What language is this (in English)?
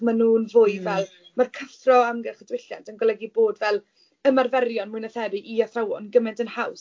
Welsh